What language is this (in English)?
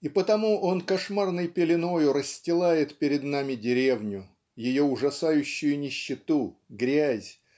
Russian